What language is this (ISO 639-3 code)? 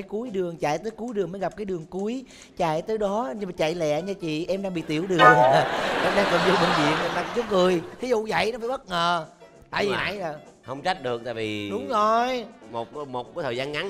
vie